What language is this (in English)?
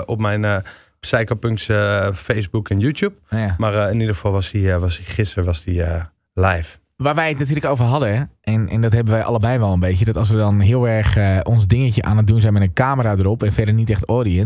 Dutch